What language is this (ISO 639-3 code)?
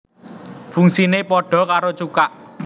jav